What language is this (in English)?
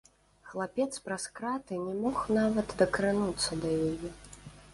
Belarusian